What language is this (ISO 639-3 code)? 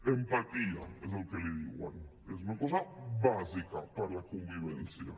cat